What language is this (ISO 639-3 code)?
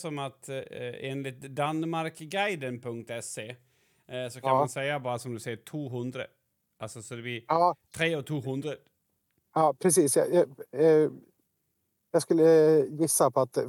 swe